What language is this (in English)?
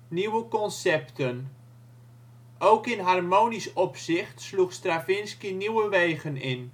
Dutch